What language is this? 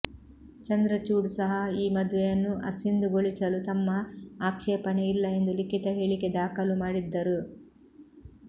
Kannada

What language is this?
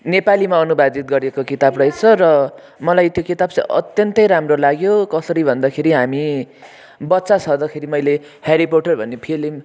Nepali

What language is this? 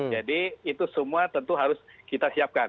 Indonesian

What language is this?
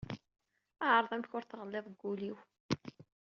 Kabyle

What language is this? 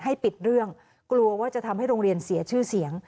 Thai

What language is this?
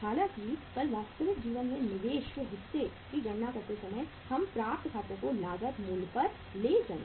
Hindi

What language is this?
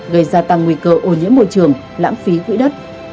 Vietnamese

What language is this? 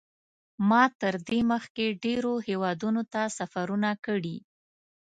Pashto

